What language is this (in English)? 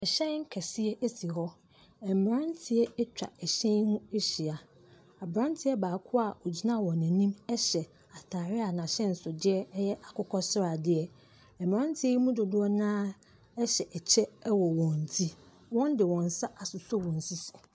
Akan